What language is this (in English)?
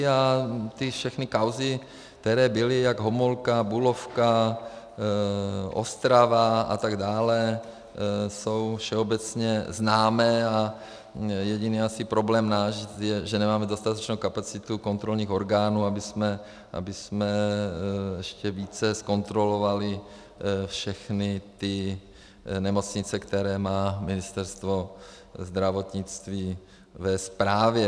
Czech